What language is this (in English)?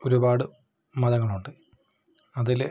Malayalam